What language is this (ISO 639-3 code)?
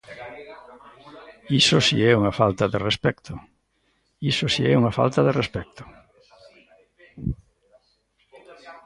glg